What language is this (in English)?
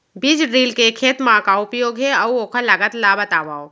Chhattisgarhi